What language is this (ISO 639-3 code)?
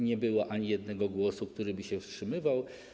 pol